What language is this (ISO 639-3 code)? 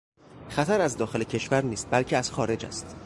fas